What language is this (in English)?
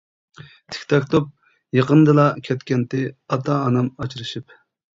Uyghur